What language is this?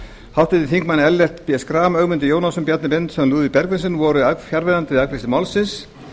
Icelandic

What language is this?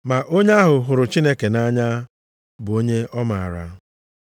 Igbo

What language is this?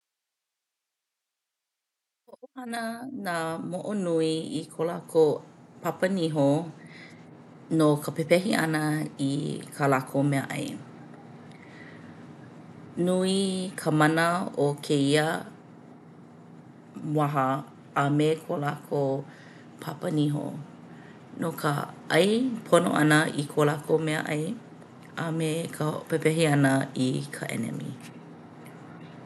Hawaiian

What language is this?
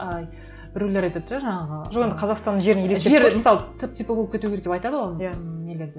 Kazakh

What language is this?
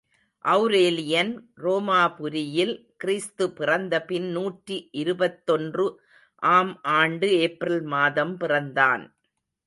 Tamil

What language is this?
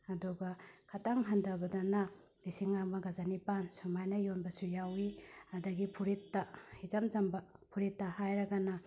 Manipuri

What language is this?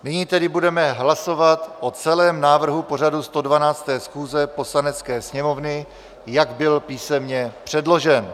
Czech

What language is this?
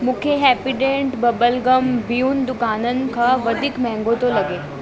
Sindhi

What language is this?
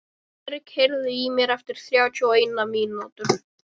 Icelandic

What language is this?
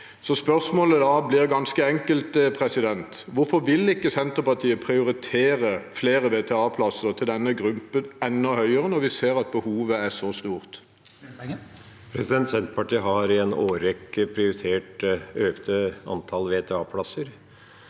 Norwegian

